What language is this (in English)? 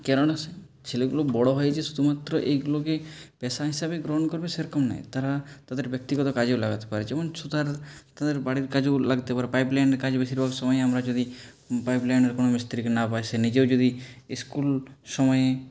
Bangla